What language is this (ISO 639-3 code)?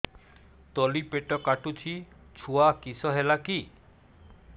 ori